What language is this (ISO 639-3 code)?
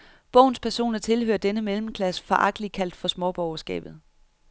dan